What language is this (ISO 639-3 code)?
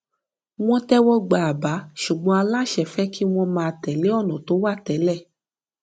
yor